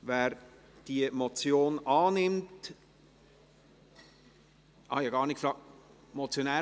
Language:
Swiss German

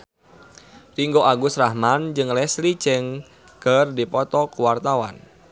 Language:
Sundanese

